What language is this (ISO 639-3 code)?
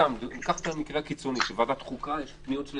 heb